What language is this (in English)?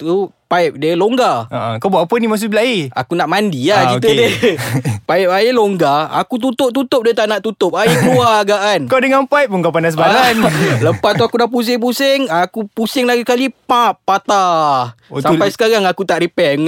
Malay